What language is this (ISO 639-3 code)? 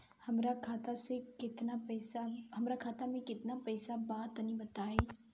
bho